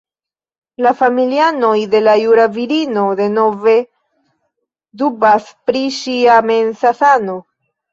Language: Esperanto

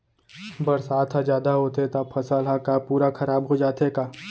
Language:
Chhattisgarhi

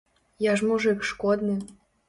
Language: Belarusian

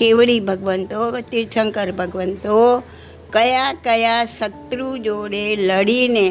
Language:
Gujarati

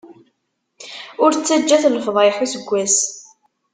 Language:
Kabyle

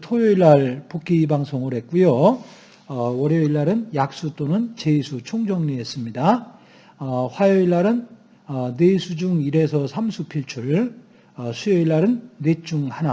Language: Korean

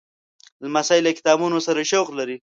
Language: Pashto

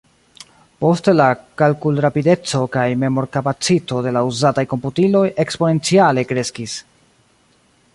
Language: Esperanto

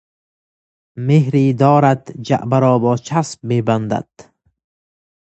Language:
Persian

